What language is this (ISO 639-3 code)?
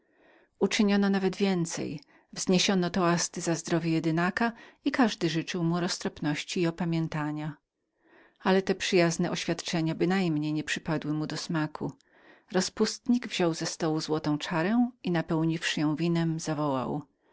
pol